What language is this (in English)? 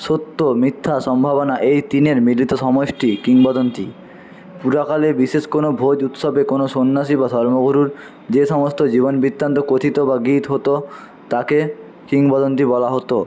Bangla